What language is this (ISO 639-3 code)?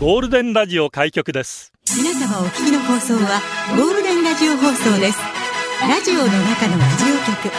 jpn